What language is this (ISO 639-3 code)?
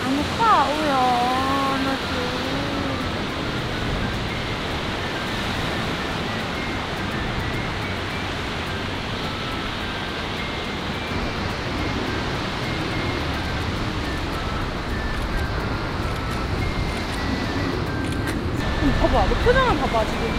kor